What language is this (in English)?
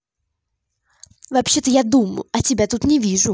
Russian